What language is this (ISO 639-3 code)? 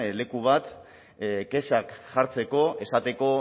eus